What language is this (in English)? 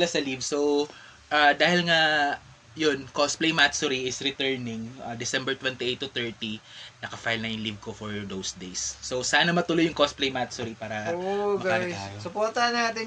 Filipino